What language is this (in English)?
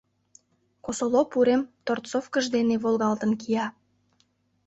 Mari